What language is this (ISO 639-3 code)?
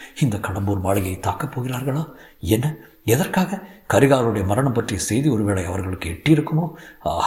tam